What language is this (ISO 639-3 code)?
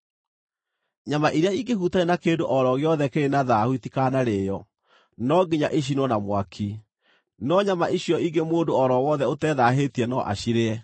kik